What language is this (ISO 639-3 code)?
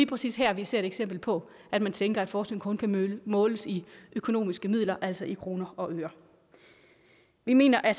dan